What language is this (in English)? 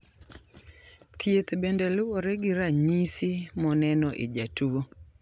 Luo (Kenya and Tanzania)